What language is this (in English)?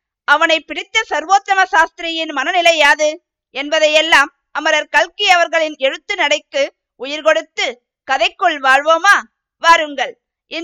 Tamil